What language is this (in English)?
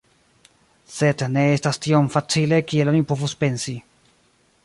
Esperanto